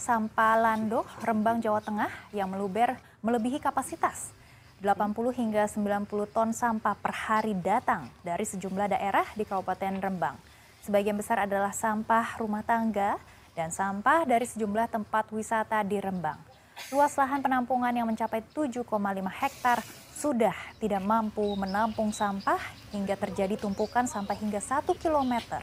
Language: Indonesian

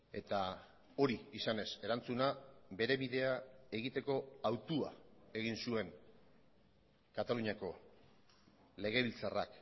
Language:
Basque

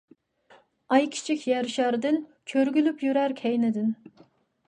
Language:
Uyghur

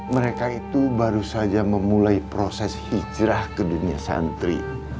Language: Indonesian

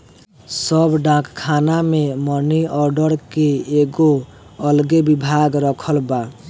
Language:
Bhojpuri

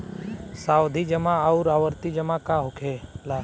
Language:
Bhojpuri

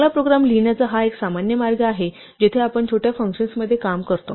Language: Marathi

